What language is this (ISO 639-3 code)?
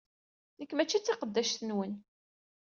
kab